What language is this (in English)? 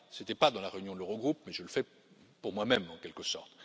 French